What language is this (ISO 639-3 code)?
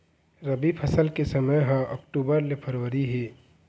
hne